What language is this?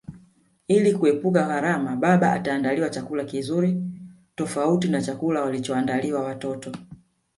Swahili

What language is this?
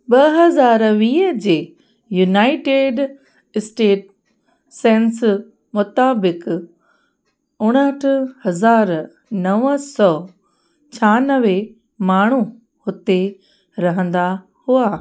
Sindhi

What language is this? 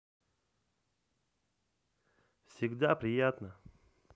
Russian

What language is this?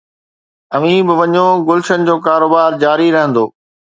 Sindhi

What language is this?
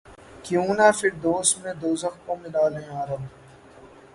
Urdu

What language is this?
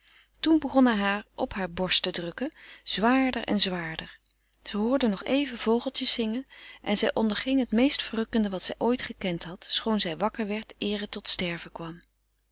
Dutch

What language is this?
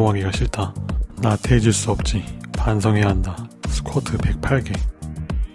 Korean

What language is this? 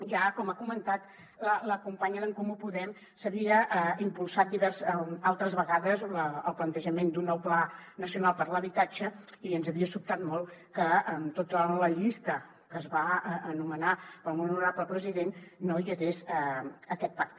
Catalan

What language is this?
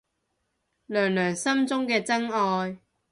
Cantonese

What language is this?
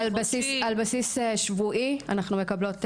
Hebrew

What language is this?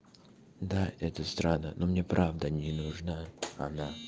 Russian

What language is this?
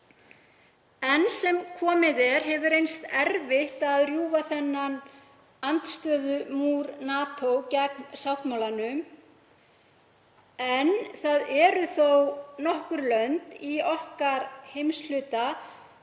Icelandic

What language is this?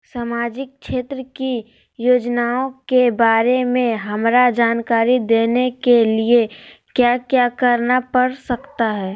Magahi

